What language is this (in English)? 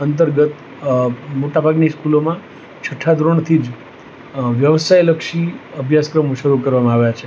Gujarati